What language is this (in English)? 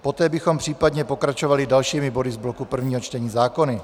Czech